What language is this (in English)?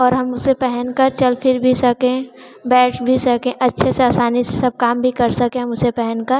Hindi